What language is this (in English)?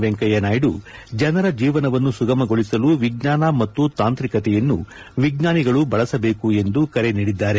Kannada